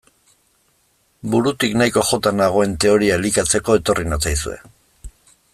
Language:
Basque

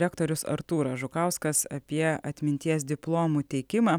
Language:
Lithuanian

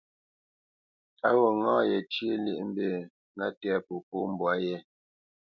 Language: Bamenyam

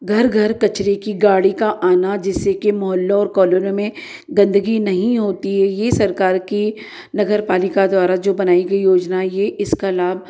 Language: Hindi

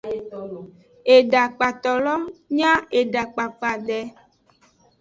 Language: Aja (Benin)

